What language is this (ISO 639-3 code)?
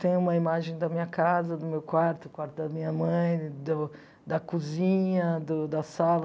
por